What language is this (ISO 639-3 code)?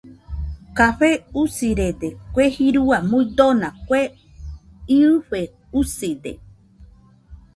hux